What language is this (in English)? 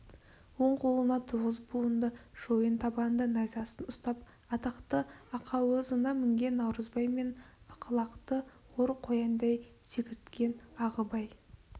Kazakh